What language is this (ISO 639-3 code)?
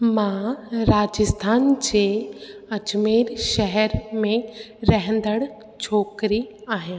snd